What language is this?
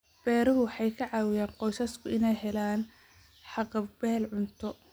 Somali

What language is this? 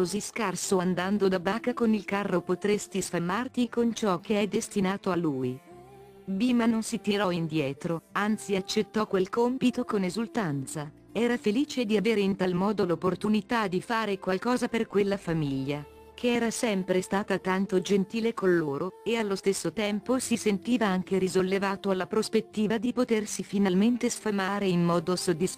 Italian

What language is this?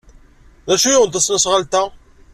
Kabyle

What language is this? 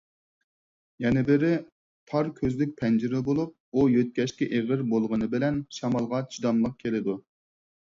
Uyghur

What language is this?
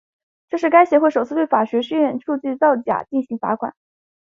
Chinese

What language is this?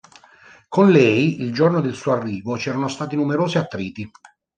Italian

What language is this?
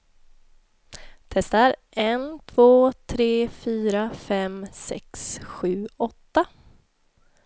Swedish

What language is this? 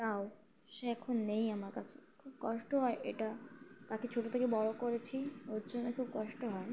Bangla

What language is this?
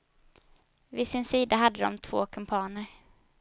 Swedish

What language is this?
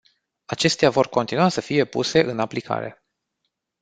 Romanian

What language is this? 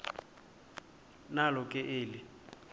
Xhosa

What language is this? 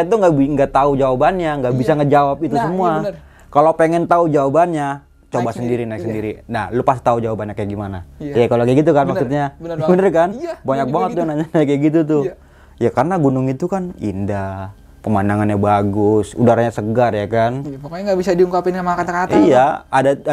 Indonesian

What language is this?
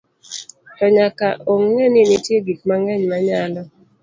Luo (Kenya and Tanzania)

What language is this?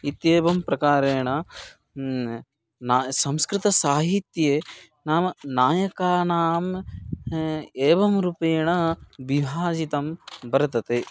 Sanskrit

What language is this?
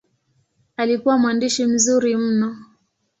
Swahili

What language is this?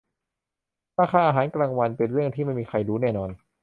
Thai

